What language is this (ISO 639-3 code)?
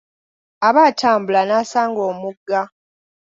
lug